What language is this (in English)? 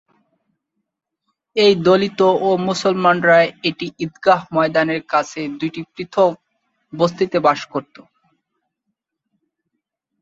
Bangla